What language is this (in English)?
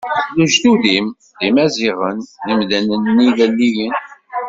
Kabyle